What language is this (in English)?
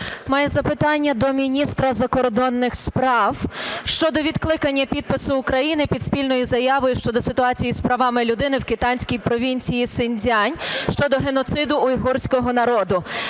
Ukrainian